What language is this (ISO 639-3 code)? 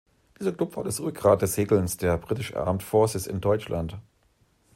deu